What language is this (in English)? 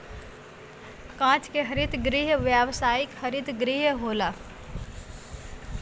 Bhojpuri